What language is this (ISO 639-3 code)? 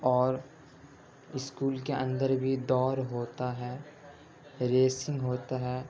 urd